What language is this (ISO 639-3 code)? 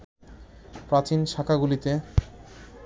ben